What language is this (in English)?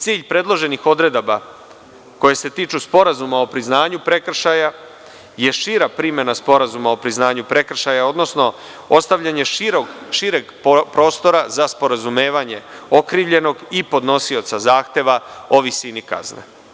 Serbian